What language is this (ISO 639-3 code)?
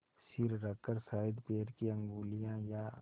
hin